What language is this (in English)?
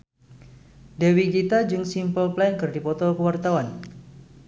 Sundanese